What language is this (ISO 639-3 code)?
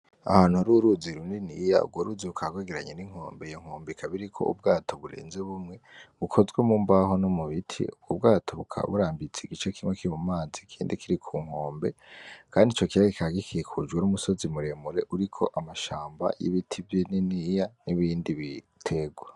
run